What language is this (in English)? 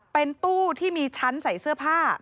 Thai